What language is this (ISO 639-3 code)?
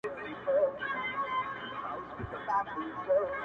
pus